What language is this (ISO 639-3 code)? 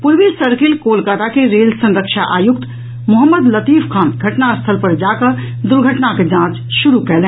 mai